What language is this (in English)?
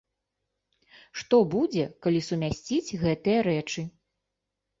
Belarusian